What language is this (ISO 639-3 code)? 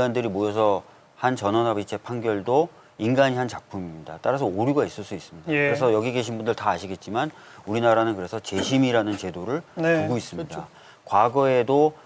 kor